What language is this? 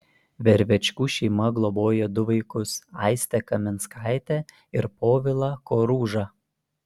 Lithuanian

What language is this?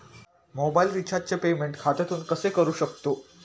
Marathi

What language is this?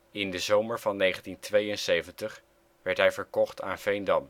Dutch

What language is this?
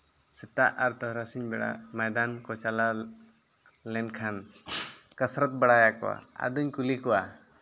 Santali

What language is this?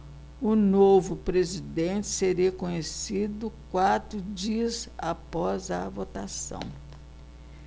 Portuguese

